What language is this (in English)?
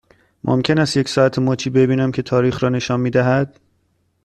Persian